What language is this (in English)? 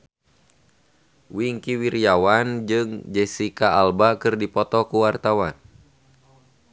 Sundanese